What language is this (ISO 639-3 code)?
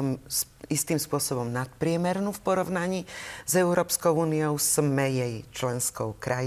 slk